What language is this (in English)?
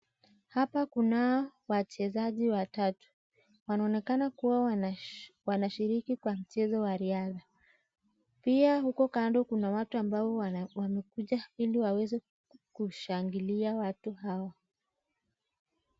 Swahili